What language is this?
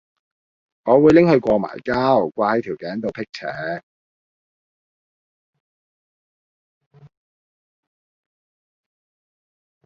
Cantonese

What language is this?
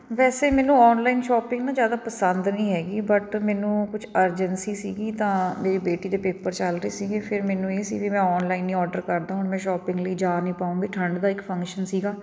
Punjabi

